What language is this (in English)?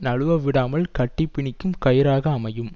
Tamil